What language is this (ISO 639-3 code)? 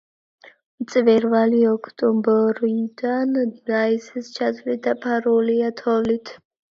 kat